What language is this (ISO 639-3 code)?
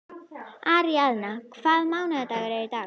isl